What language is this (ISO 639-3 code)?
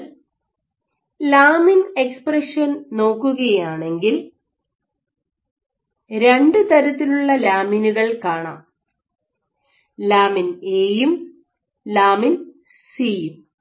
mal